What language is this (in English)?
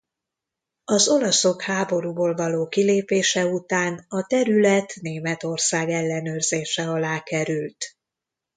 Hungarian